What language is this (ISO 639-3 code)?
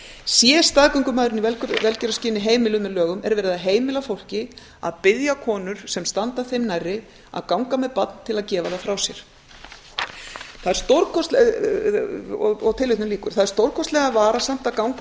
isl